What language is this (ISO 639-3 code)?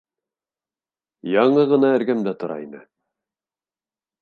bak